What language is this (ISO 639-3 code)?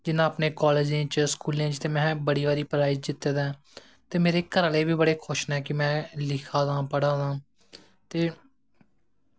doi